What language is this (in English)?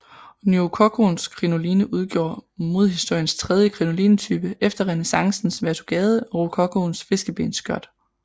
Danish